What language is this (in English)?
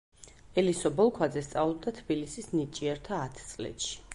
Georgian